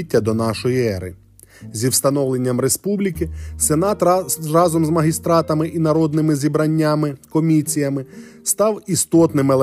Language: Ukrainian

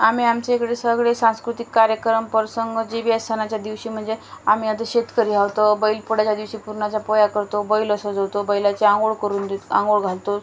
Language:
Marathi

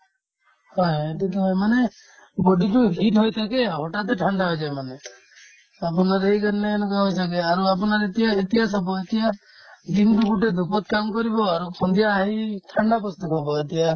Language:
Assamese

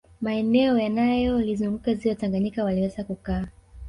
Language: Swahili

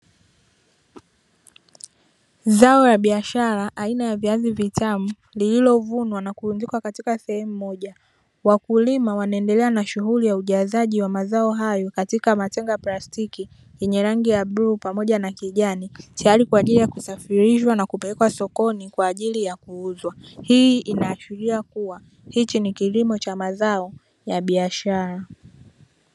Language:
Swahili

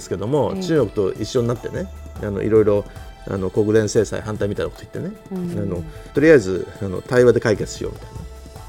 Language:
Japanese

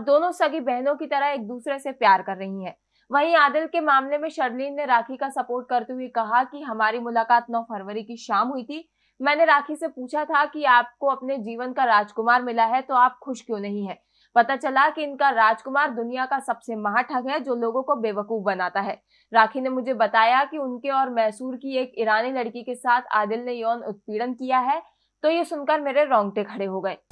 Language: Hindi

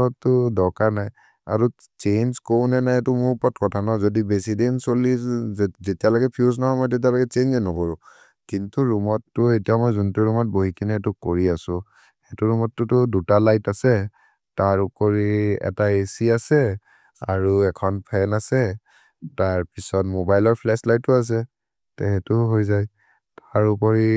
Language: Maria (India)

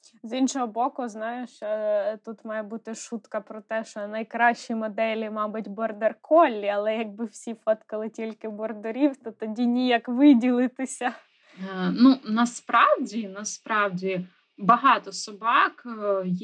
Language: Ukrainian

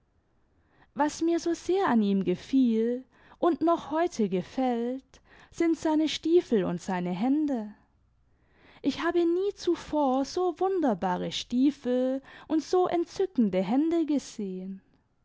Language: German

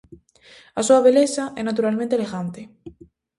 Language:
Galician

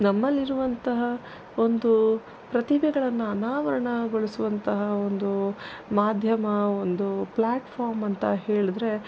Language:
Kannada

